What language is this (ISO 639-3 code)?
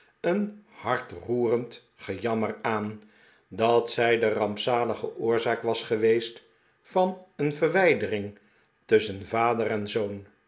nld